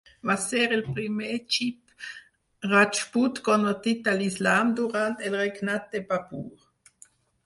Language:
Catalan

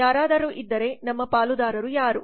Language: Kannada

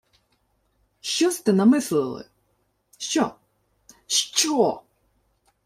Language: Ukrainian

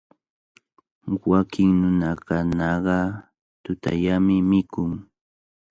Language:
Cajatambo North Lima Quechua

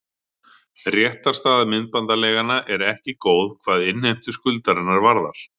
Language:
Icelandic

